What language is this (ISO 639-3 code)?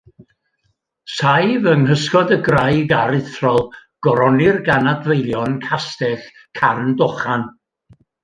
cym